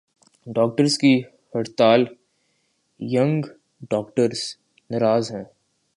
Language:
Urdu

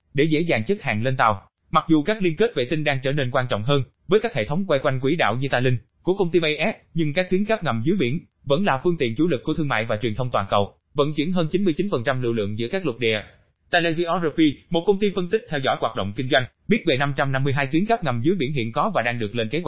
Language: Vietnamese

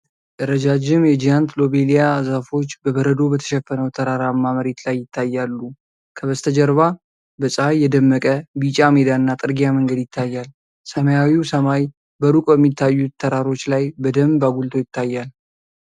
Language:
Amharic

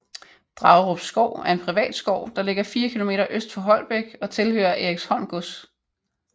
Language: Danish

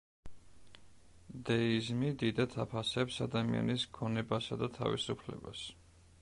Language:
Georgian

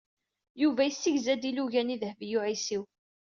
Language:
Kabyle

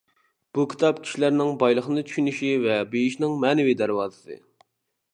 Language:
Uyghur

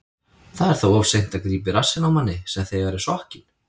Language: Icelandic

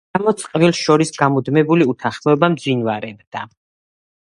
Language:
Georgian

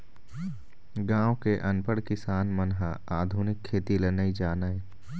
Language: Chhattisgarhi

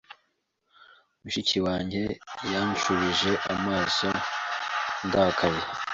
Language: Kinyarwanda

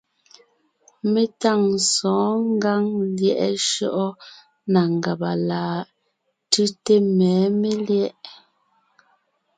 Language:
Ngiemboon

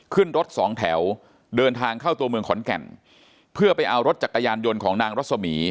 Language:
Thai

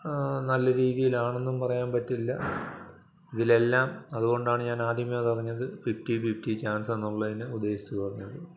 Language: Malayalam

